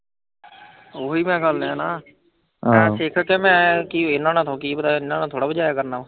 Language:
Punjabi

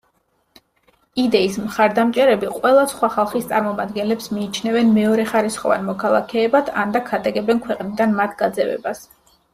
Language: Georgian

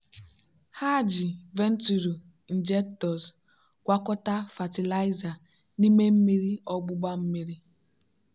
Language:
Igbo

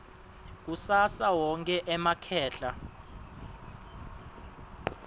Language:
Swati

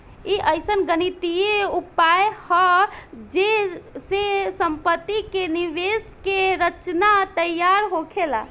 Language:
Bhojpuri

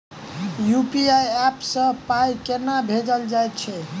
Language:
Maithili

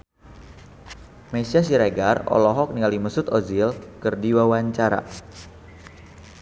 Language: Sundanese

